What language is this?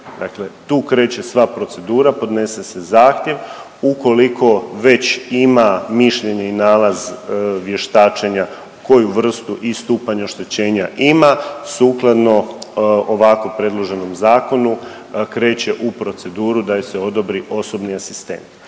Croatian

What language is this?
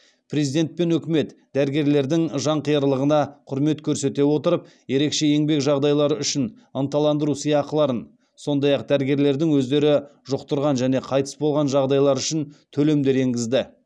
Kazakh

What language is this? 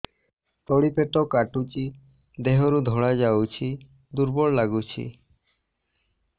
Odia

